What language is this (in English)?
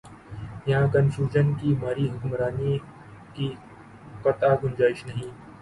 Urdu